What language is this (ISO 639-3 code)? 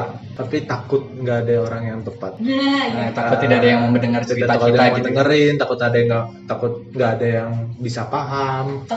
ind